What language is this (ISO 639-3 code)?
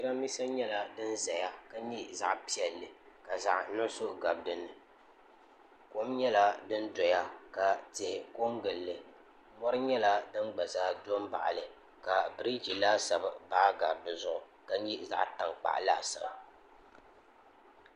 dag